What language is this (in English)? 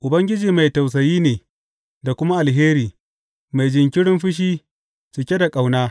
Hausa